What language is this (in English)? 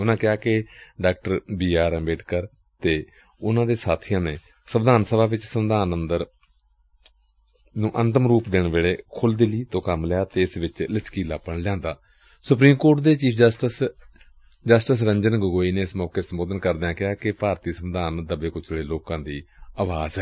Punjabi